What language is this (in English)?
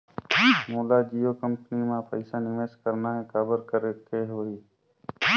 Chhattisgarhi